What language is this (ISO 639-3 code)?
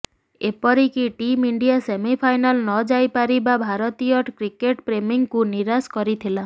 ori